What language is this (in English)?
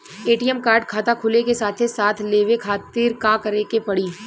Bhojpuri